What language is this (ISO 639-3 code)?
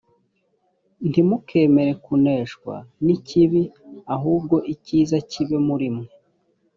kin